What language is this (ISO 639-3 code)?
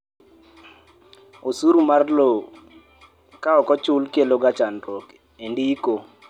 luo